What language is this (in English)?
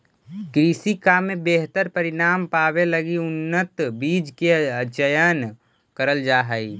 Magahi